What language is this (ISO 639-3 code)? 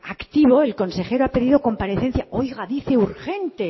spa